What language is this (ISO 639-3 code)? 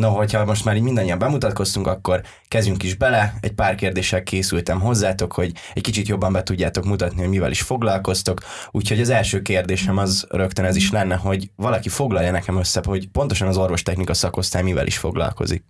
hun